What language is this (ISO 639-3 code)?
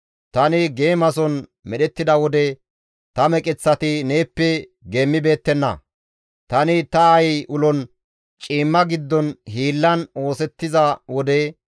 gmv